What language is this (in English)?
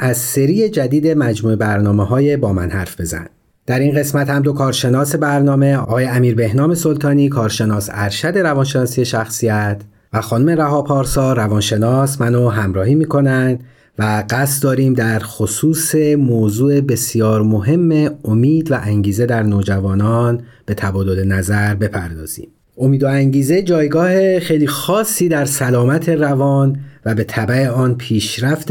Persian